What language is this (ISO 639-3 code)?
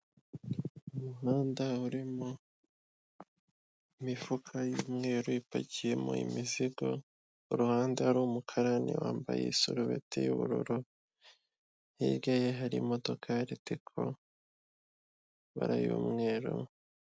kin